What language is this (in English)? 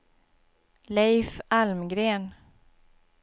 Swedish